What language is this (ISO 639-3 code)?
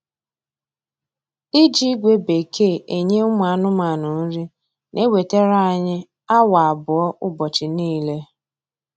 ibo